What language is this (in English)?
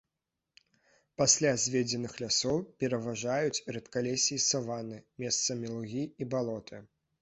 Belarusian